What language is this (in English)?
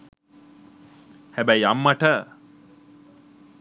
Sinhala